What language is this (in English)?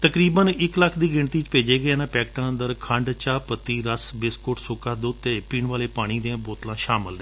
Punjabi